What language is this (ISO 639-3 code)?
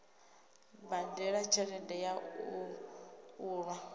ven